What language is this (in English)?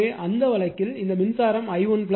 Tamil